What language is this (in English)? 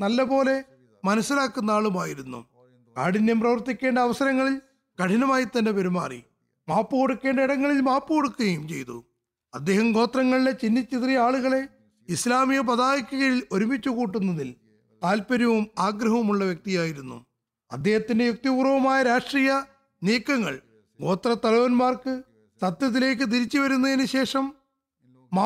Malayalam